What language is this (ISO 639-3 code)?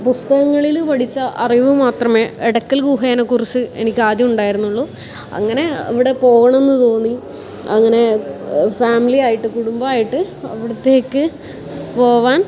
mal